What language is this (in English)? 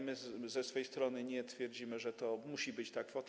Polish